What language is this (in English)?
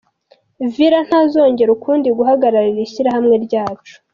Kinyarwanda